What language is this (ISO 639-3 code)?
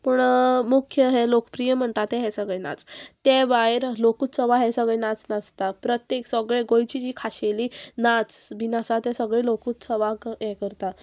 kok